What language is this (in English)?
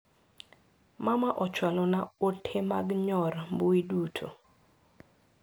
Luo (Kenya and Tanzania)